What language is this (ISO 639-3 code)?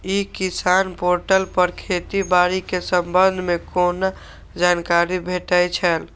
mai